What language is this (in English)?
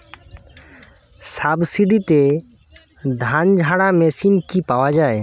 Bangla